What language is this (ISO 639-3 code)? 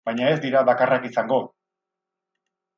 eus